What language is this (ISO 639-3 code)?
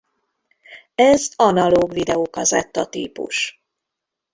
hun